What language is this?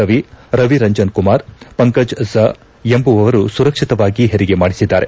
Kannada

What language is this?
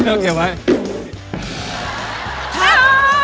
Thai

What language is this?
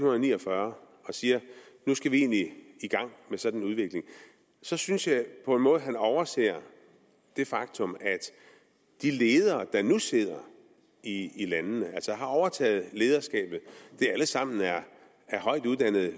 Danish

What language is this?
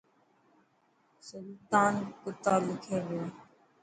Dhatki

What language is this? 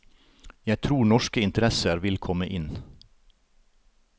Norwegian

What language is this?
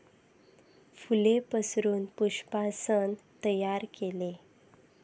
Marathi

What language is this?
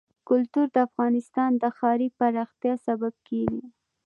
Pashto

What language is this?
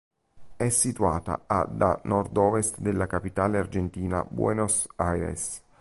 Italian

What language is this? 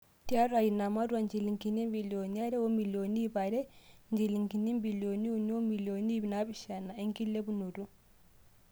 Masai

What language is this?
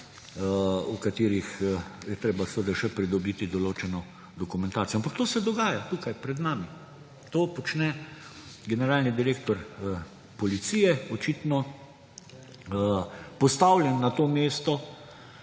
Slovenian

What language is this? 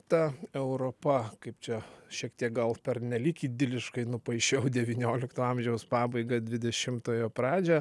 Lithuanian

